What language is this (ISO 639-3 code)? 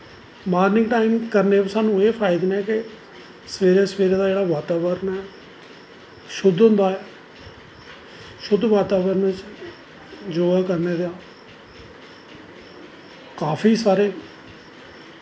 doi